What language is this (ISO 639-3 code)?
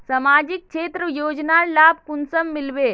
mag